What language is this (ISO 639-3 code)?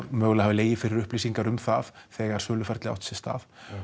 isl